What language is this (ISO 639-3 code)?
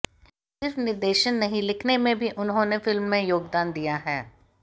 hin